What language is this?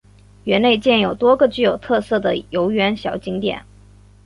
Chinese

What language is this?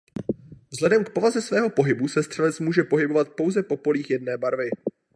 Czech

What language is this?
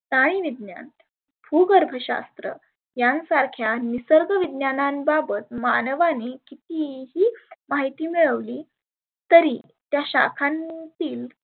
Marathi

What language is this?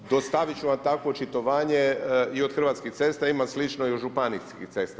Croatian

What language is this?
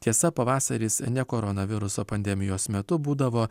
Lithuanian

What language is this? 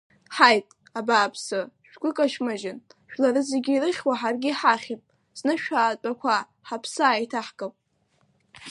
Abkhazian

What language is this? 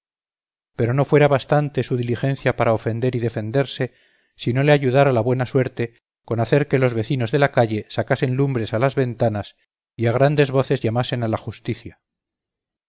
Spanish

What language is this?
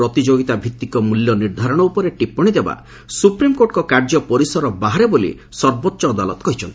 Odia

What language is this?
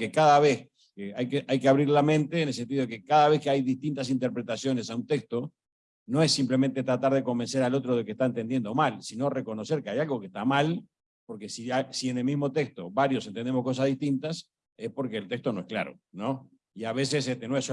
Spanish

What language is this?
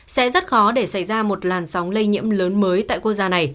Vietnamese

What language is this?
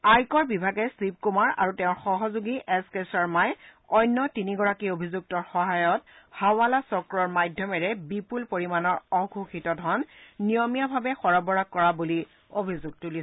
Assamese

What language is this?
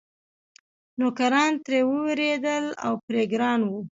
Pashto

